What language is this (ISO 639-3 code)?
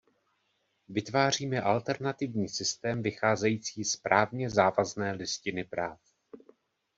ces